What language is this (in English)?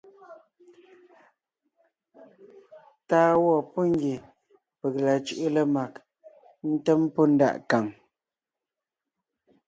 Ngiemboon